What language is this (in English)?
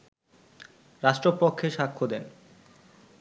Bangla